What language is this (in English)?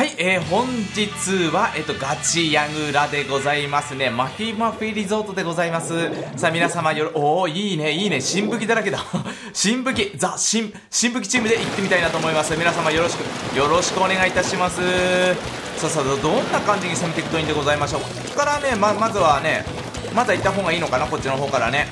Japanese